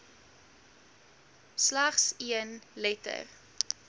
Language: Afrikaans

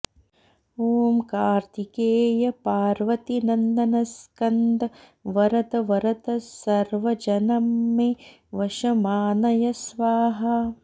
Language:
Sanskrit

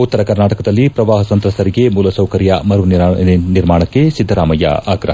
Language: Kannada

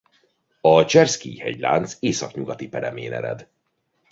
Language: Hungarian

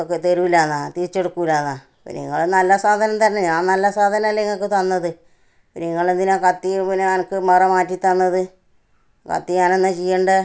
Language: Malayalam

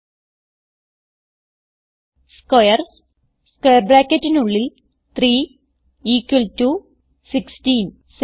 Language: Malayalam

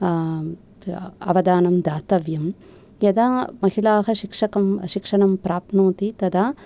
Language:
Sanskrit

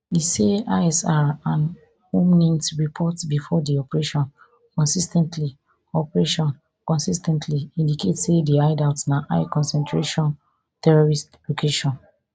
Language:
Nigerian Pidgin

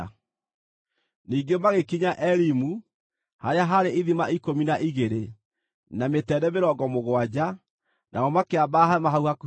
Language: Kikuyu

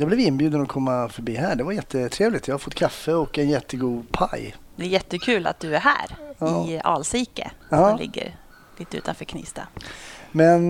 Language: Swedish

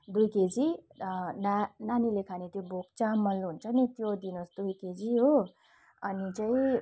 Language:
Nepali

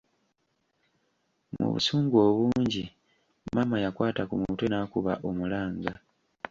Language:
Ganda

